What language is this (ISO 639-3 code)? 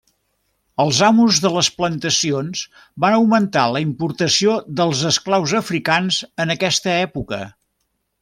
cat